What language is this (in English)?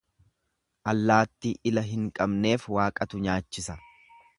Oromo